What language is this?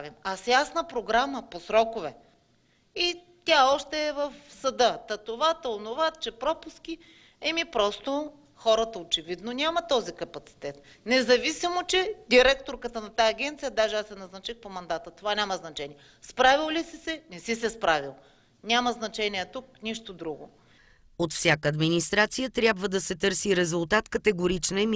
Bulgarian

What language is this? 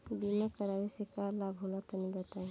Bhojpuri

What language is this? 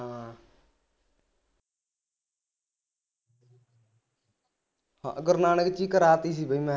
Punjabi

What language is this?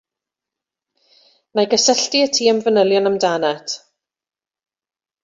Welsh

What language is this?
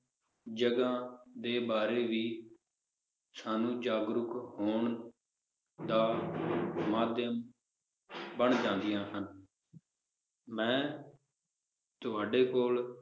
Punjabi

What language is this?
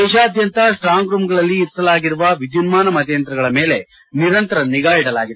Kannada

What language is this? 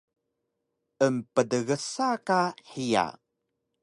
Taroko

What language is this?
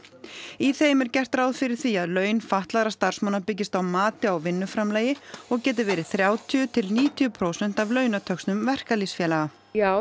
Icelandic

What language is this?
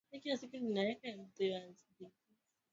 Swahili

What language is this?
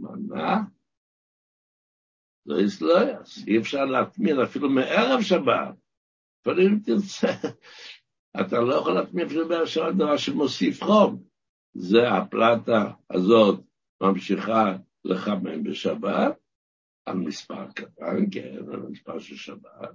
Hebrew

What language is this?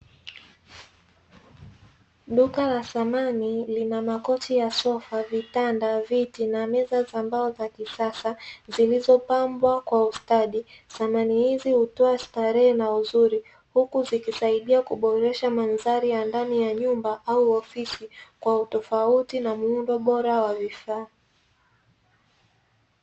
Swahili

